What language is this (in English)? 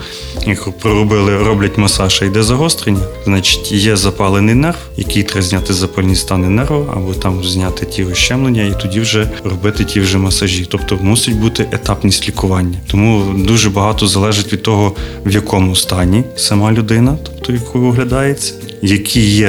Ukrainian